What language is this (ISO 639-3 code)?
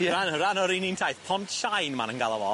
cym